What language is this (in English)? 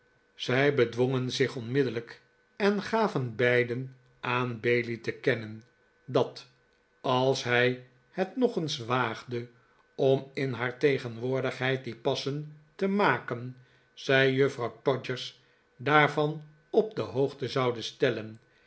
Dutch